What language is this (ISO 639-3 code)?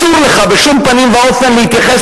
heb